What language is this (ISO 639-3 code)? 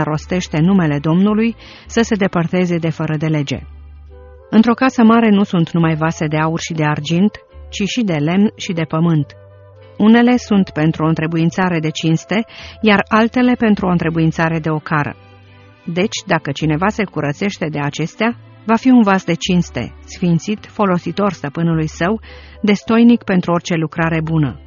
ron